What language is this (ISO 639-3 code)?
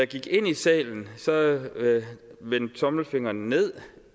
dan